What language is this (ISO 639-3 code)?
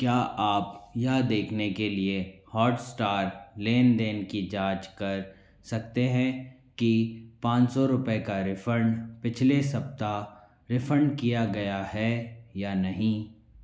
hin